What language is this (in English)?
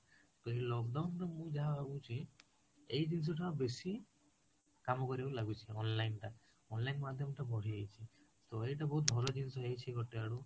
Odia